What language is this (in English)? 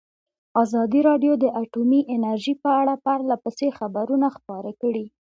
Pashto